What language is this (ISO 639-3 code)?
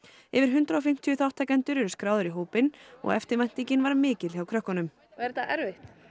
isl